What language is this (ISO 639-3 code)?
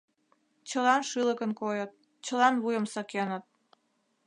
chm